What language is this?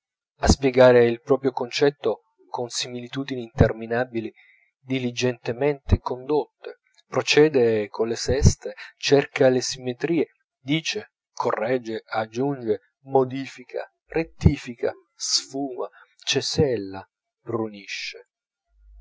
Italian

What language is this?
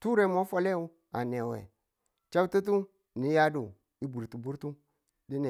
Tula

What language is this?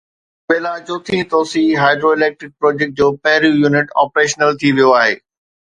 Sindhi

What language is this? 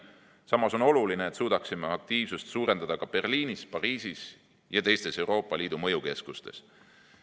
Estonian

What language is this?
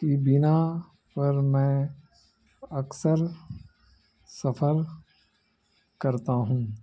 Urdu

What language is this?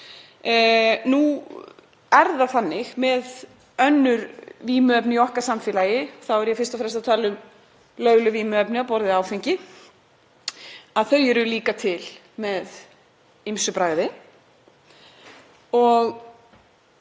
Icelandic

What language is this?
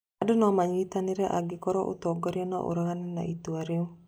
Kikuyu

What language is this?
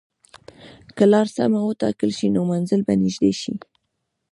Pashto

